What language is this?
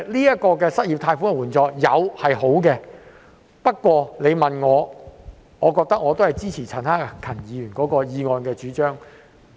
Cantonese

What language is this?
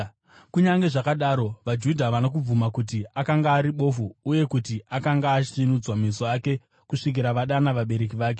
Shona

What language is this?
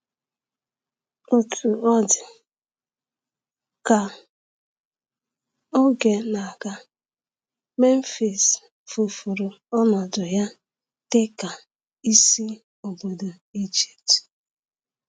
Igbo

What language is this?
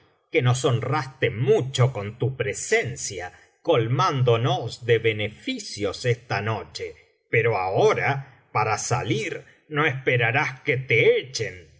Spanish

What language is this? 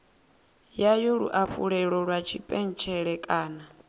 Venda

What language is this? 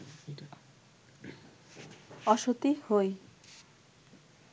Bangla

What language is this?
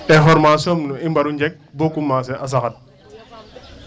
Wolof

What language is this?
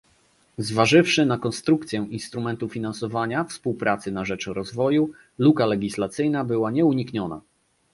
Polish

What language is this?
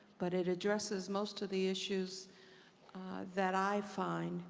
English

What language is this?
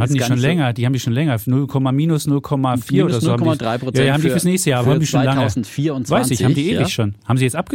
German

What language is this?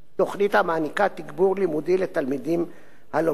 Hebrew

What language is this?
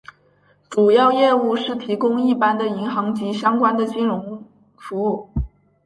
Chinese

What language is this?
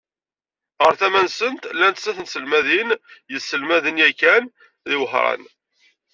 Kabyle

